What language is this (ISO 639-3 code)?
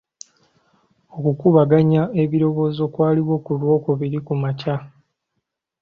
lug